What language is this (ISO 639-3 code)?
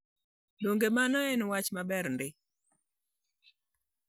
luo